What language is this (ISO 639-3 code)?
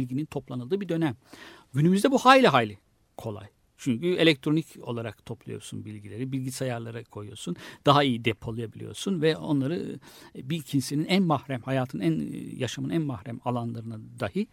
tur